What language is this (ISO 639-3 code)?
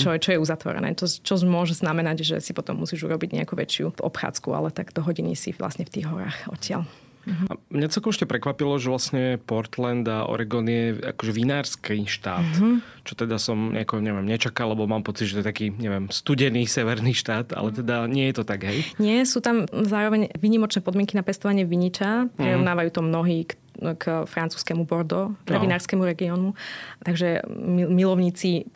slk